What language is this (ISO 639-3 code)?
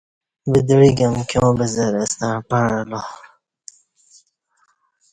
bsh